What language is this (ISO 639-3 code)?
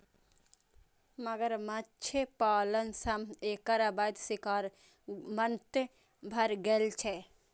mai